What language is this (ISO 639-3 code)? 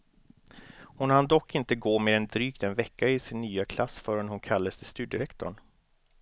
swe